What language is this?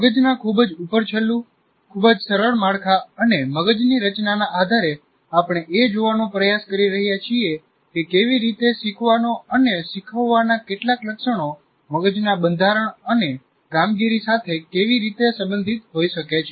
Gujarati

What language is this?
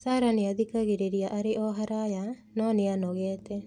Kikuyu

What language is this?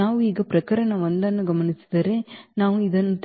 Kannada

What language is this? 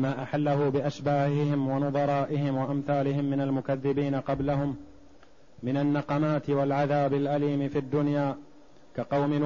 Arabic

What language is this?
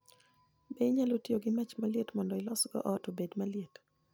Luo (Kenya and Tanzania)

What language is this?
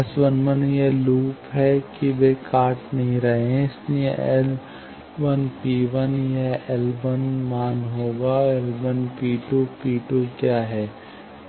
Hindi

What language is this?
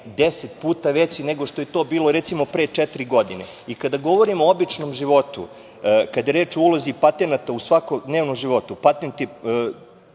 Serbian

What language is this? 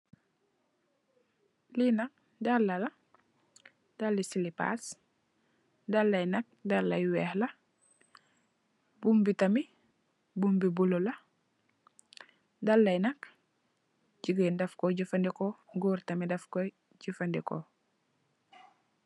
Wolof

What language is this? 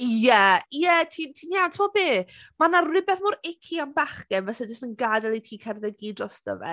Welsh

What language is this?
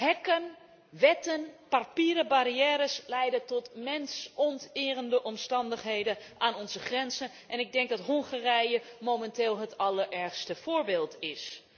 Dutch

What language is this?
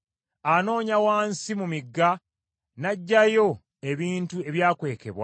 Ganda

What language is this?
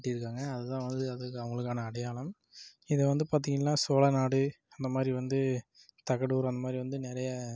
Tamil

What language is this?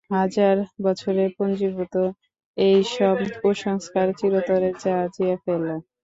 Bangla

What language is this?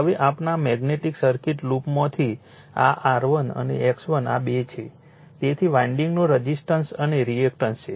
Gujarati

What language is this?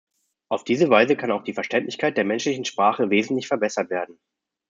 German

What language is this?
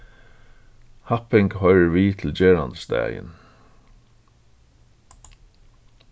Faroese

